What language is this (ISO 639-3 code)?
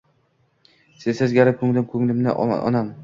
uzb